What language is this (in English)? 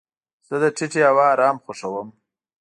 Pashto